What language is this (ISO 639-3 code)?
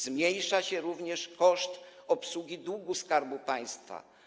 pol